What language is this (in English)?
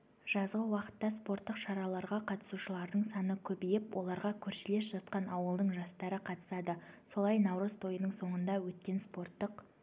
Kazakh